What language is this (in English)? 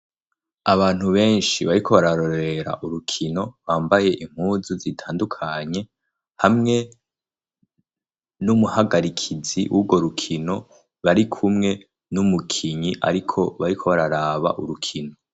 Rundi